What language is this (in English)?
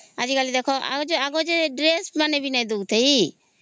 Odia